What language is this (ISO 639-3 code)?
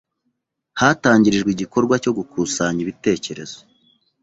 kin